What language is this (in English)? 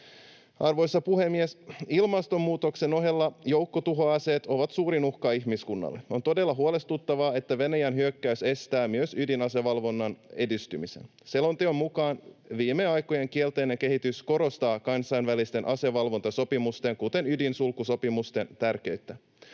Finnish